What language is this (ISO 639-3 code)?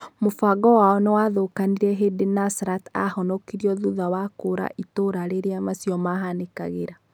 kik